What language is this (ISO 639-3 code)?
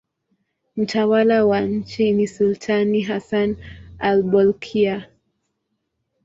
swa